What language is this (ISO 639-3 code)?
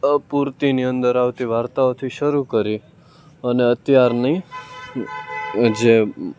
guj